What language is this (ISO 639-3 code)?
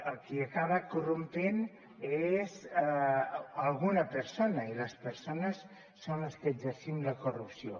cat